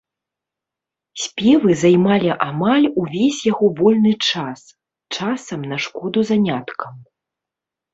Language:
Belarusian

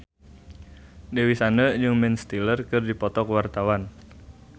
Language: Sundanese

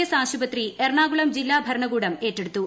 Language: Malayalam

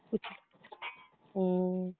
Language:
Malayalam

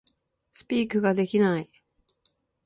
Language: Japanese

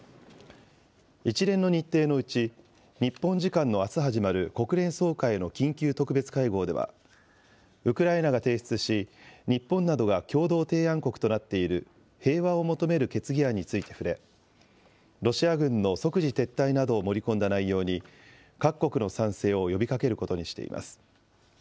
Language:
Japanese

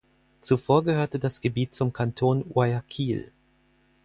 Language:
German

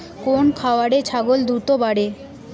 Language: Bangla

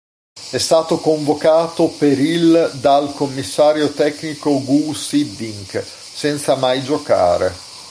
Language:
Italian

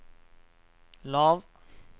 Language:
Norwegian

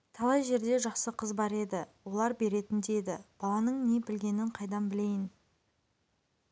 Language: Kazakh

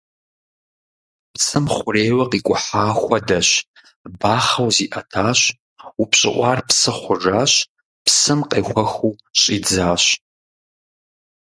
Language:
Kabardian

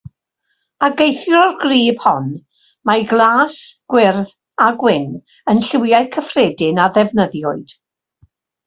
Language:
Welsh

